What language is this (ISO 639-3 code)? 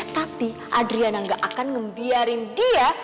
ind